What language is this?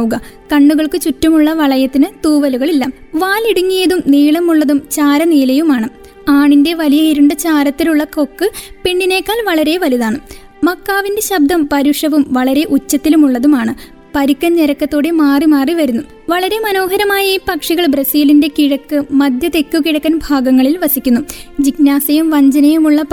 Malayalam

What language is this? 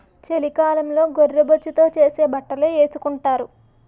Telugu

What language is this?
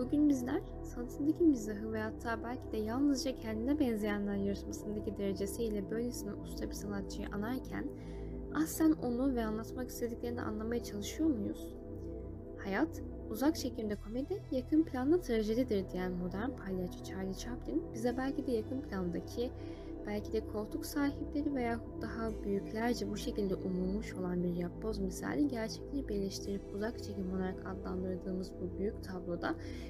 Turkish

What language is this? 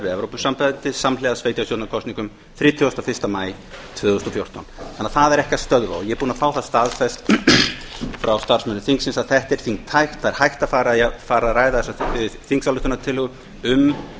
Icelandic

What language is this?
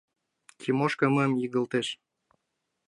Mari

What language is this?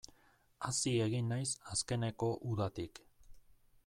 Basque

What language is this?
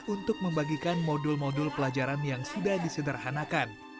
Indonesian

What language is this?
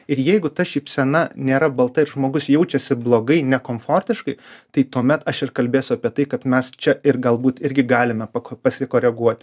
Lithuanian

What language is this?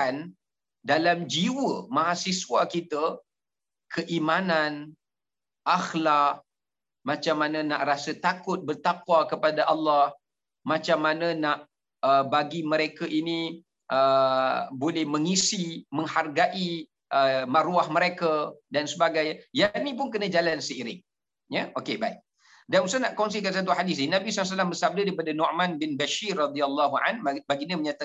Malay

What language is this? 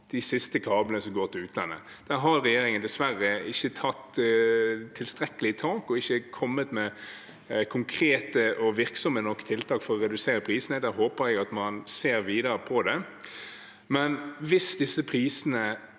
Norwegian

